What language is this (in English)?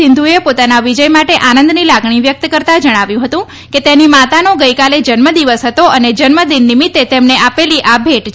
Gujarati